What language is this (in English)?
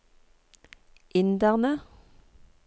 Norwegian